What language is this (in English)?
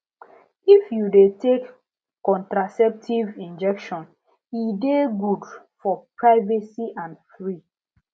Nigerian Pidgin